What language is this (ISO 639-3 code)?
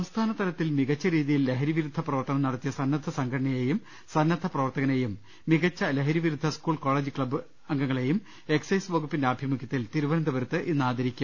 mal